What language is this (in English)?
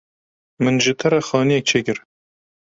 Kurdish